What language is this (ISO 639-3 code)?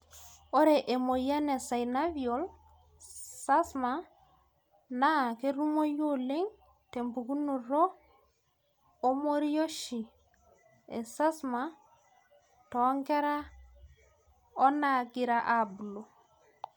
mas